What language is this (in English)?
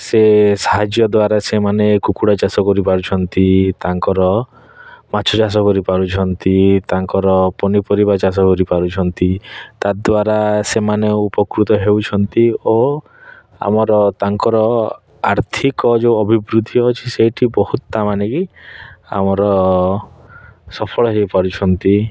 Odia